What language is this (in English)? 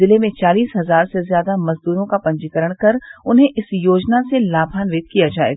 Hindi